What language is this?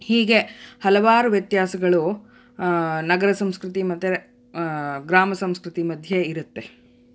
Kannada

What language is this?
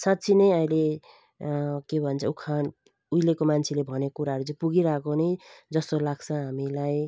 Nepali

